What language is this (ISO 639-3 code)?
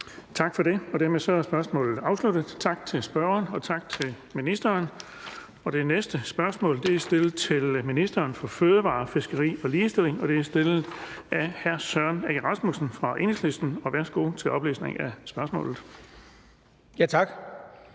dan